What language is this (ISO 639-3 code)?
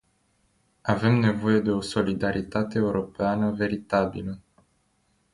ron